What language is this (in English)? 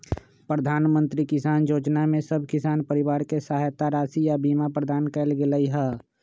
Magahi